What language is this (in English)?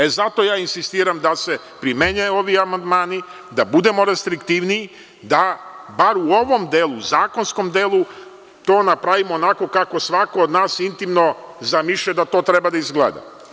Serbian